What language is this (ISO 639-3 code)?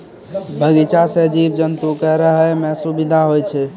mai